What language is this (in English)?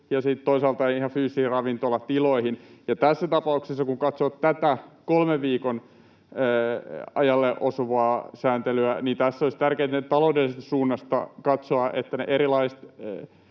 Finnish